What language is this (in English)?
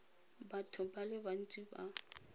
Tswana